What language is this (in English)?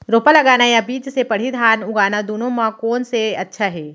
Chhattisgarhi